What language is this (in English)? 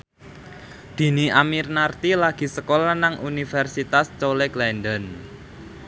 Javanese